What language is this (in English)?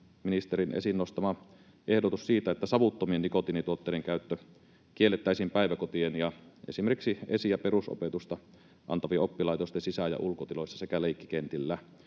Finnish